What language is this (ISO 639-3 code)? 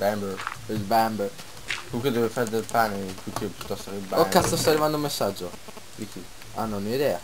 ita